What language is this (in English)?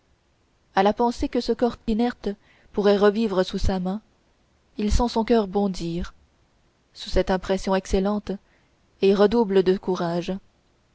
French